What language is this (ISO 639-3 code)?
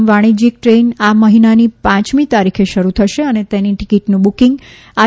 guj